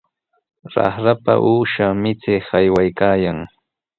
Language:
Sihuas Ancash Quechua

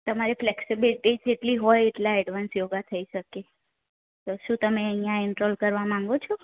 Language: Gujarati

